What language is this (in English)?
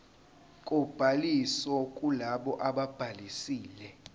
Zulu